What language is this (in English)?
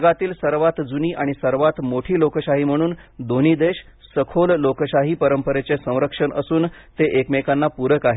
Marathi